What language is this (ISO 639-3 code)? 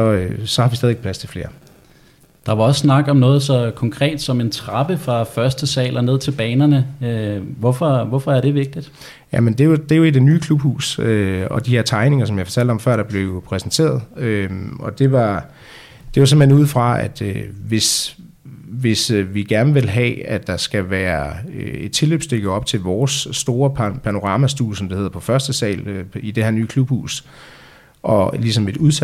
dan